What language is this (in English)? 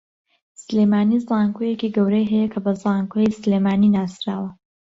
Central Kurdish